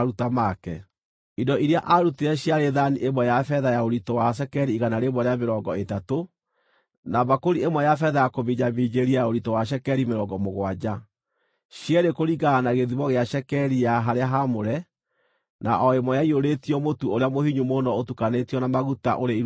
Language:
Kikuyu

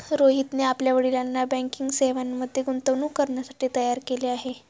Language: Marathi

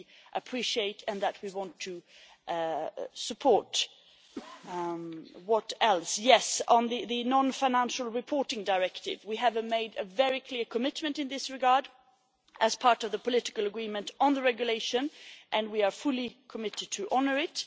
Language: English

